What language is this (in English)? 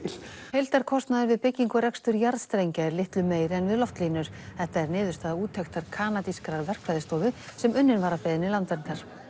Icelandic